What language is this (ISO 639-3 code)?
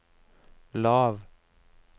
nor